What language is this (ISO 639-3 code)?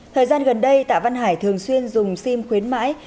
vie